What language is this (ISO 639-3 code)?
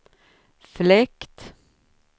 swe